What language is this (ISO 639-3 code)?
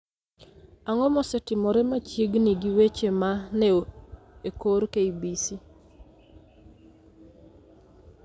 luo